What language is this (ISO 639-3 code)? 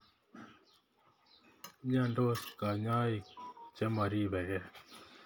kln